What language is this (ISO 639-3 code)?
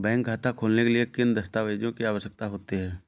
hin